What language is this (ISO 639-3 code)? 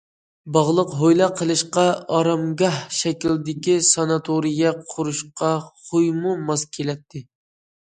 uig